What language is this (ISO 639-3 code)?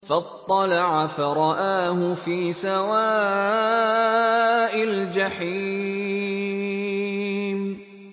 ara